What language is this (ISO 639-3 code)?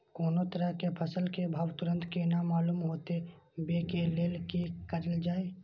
mai